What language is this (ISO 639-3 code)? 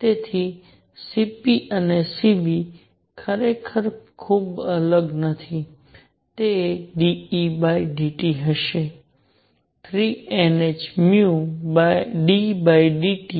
guj